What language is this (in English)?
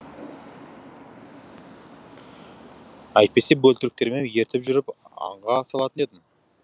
Kazakh